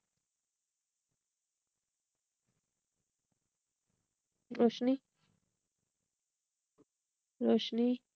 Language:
Marathi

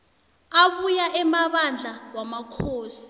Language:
South Ndebele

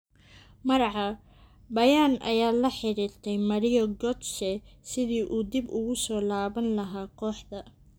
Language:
Somali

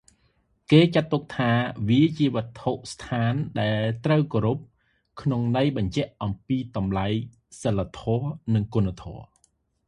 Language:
Khmer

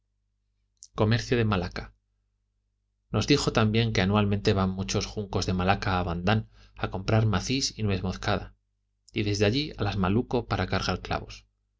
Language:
Spanish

